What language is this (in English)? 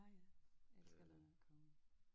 Danish